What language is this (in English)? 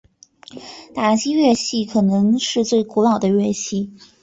Chinese